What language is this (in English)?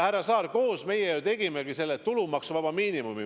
Estonian